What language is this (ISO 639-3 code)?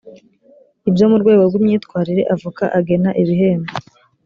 kin